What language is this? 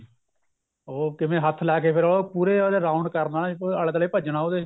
Punjabi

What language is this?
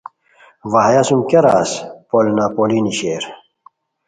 Khowar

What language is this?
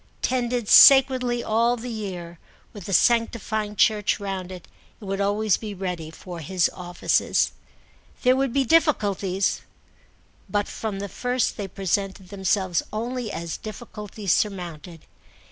English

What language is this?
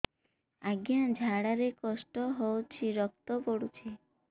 Odia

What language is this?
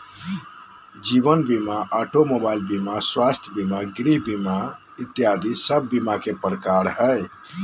Magahi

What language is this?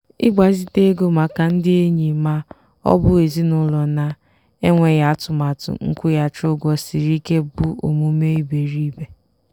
Igbo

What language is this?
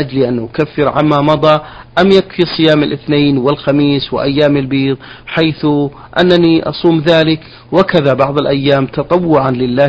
Arabic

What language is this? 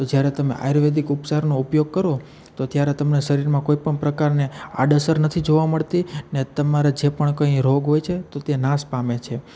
Gujarati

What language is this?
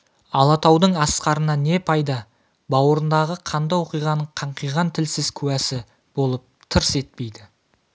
Kazakh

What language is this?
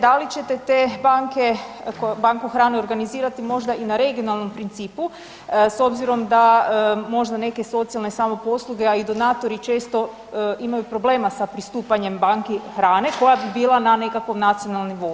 Croatian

